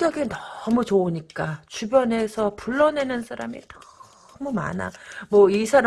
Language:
Korean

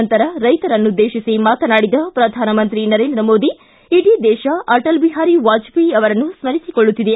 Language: Kannada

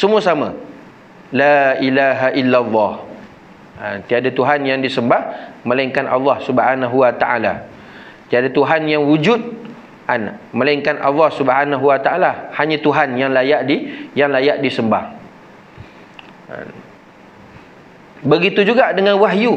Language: Malay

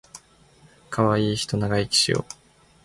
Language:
Japanese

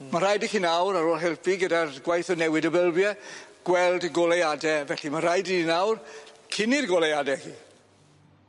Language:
Welsh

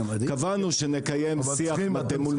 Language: Hebrew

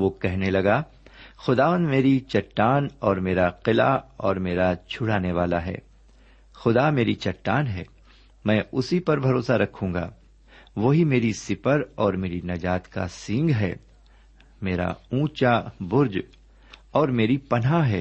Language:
Urdu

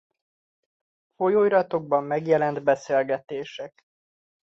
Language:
Hungarian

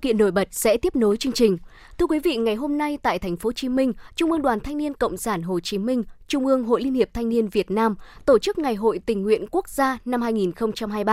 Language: Vietnamese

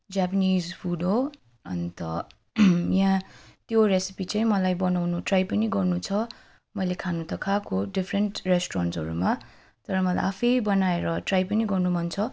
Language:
Nepali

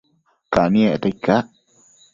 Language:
Matsés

